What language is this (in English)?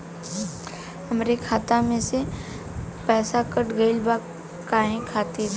Bhojpuri